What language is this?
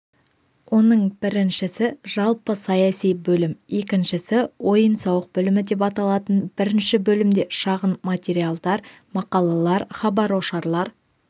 Kazakh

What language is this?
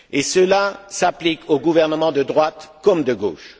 French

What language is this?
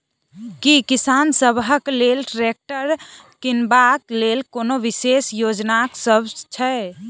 Maithili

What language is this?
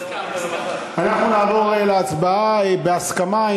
Hebrew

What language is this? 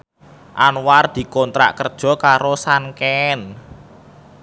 Javanese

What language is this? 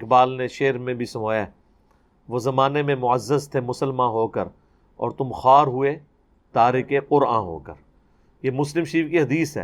Urdu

